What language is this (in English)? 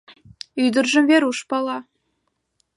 Mari